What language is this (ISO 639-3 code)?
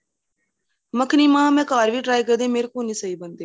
pan